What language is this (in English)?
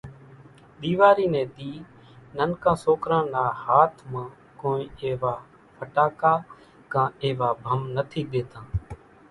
Kachi Koli